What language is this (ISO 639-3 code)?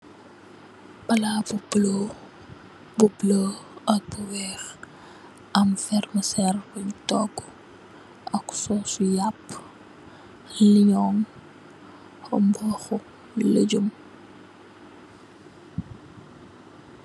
wol